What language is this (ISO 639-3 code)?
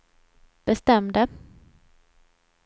swe